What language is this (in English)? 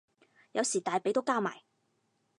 Cantonese